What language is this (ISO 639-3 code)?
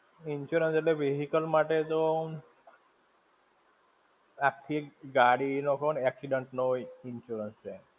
guj